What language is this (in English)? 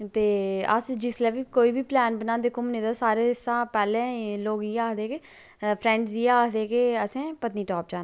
Dogri